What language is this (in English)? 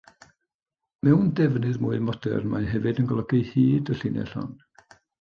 Welsh